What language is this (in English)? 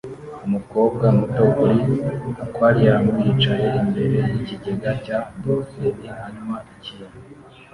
Kinyarwanda